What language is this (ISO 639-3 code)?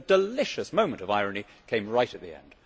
eng